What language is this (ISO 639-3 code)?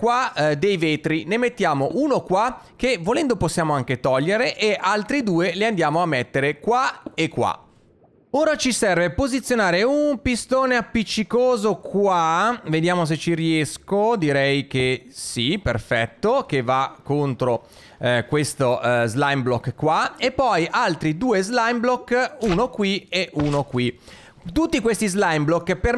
ita